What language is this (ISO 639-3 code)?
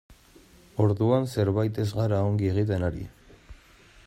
eus